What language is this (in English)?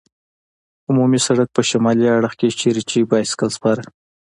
Pashto